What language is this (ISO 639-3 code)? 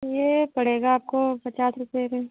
hin